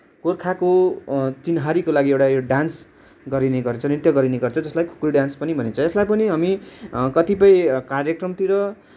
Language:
Nepali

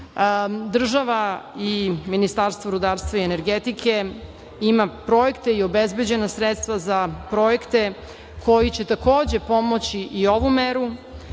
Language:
Serbian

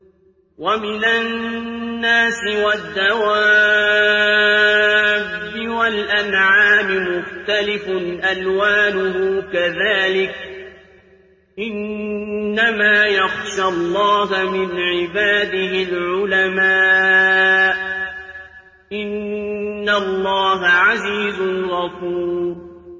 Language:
Arabic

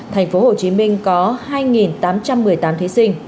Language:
Vietnamese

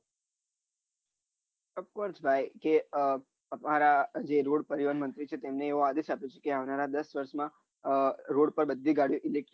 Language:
Gujarati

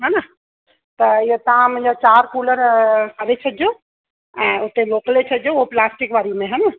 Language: Sindhi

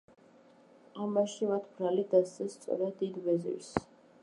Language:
Georgian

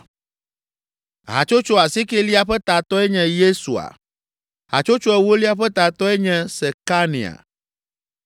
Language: Ewe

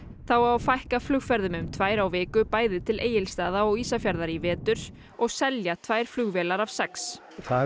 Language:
Icelandic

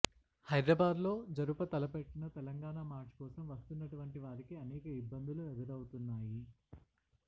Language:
Telugu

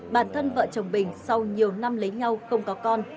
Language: Vietnamese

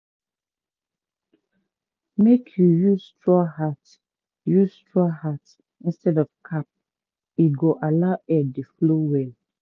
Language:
Nigerian Pidgin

